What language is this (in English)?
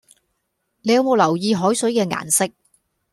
Cantonese